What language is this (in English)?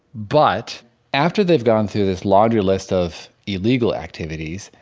English